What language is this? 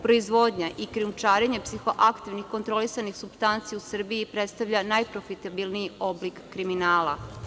Serbian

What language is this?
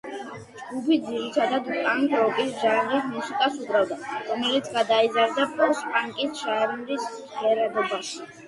Georgian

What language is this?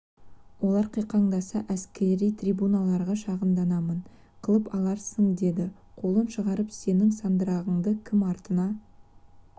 Kazakh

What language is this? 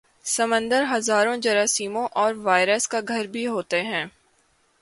Urdu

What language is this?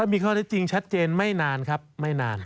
Thai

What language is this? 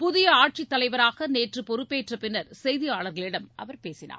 Tamil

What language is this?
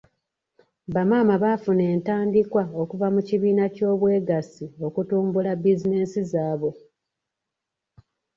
Ganda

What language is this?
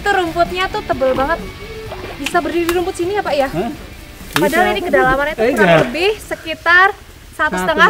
Indonesian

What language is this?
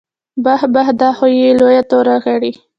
Pashto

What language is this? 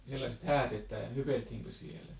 Finnish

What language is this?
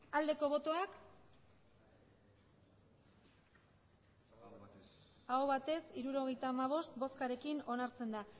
Basque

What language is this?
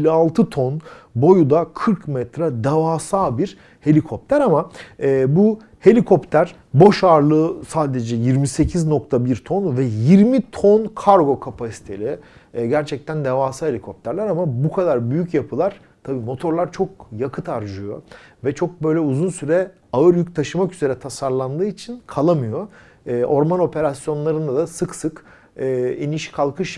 Turkish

